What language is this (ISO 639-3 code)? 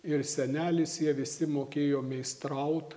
lit